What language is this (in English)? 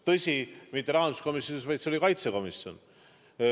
Estonian